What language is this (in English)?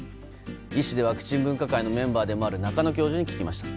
Japanese